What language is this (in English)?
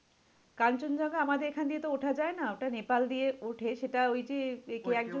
Bangla